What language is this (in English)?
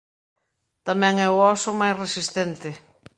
Galician